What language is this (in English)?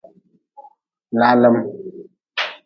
Nawdm